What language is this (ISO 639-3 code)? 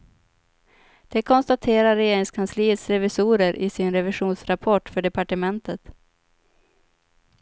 swe